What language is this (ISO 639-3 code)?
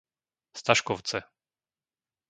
slk